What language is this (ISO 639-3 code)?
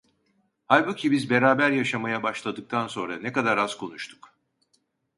tur